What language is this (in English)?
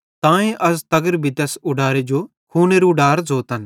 Bhadrawahi